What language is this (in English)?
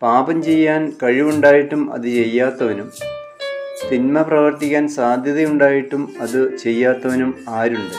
Malayalam